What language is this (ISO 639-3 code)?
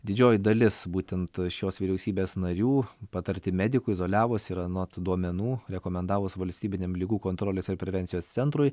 lit